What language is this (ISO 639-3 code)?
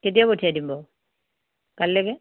asm